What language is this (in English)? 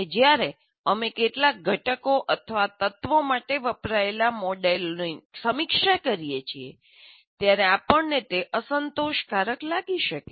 Gujarati